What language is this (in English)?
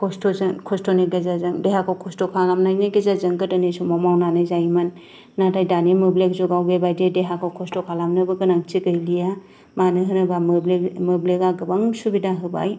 Bodo